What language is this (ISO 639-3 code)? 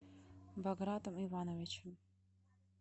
rus